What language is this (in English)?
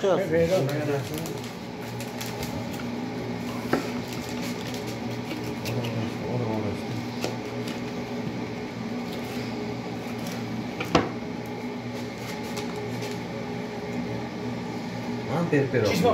Turkish